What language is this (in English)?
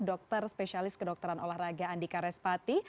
Indonesian